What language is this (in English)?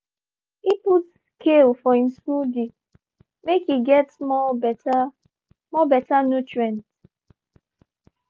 Nigerian Pidgin